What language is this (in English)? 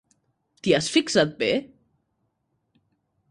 Catalan